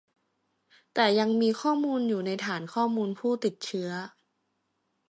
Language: Thai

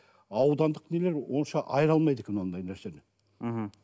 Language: Kazakh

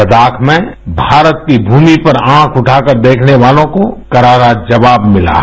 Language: Hindi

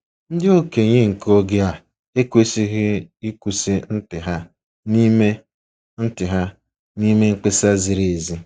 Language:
Igbo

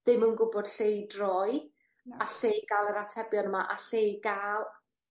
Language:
Welsh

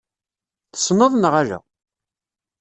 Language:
Kabyle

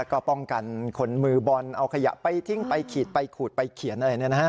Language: Thai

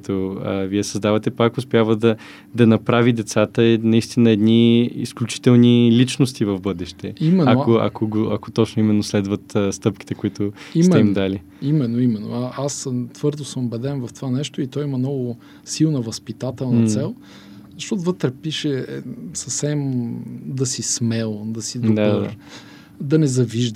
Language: Bulgarian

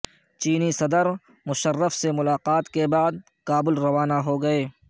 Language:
Urdu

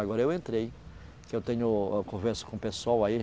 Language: Portuguese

